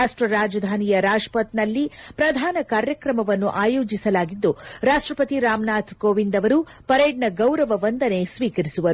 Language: Kannada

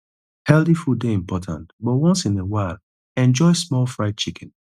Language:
Nigerian Pidgin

